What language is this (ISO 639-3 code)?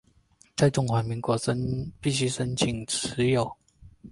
zho